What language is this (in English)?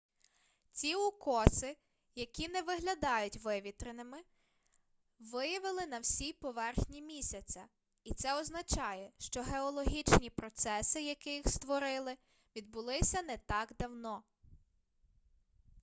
Ukrainian